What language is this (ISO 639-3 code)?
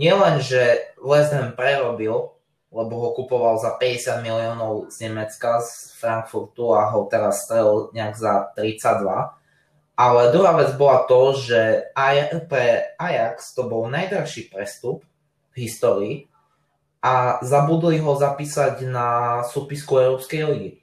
slk